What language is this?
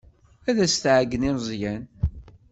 Kabyle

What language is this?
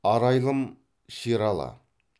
Kazakh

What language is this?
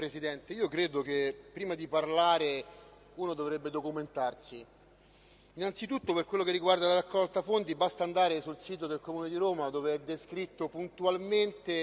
Italian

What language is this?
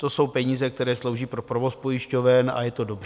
Czech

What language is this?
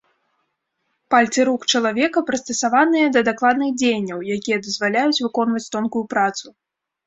Belarusian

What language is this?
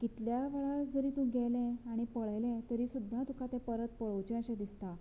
Konkani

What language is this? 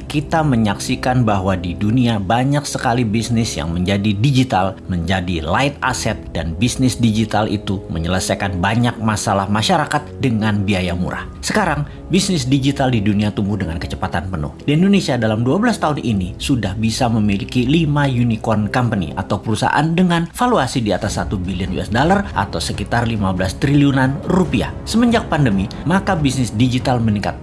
Indonesian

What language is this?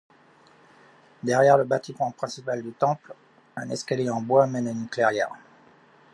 French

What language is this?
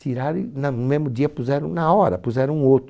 Portuguese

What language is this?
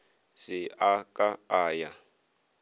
Northern Sotho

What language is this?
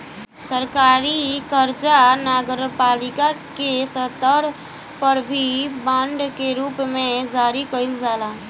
Bhojpuri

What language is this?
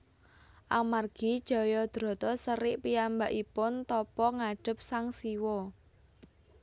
Javanese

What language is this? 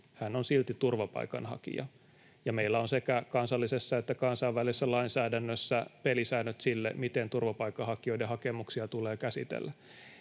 Finnish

